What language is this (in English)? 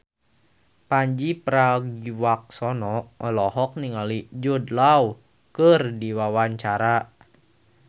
Sundanese